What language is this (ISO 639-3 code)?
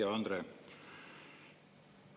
est